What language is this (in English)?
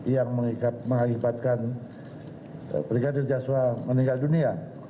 Indonesian